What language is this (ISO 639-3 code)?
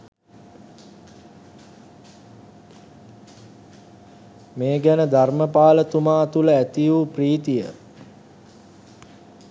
sin